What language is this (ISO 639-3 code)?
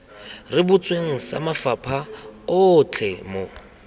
tsn